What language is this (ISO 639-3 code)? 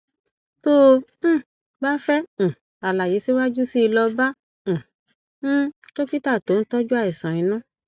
yor